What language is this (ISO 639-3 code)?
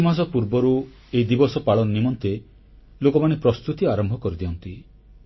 ori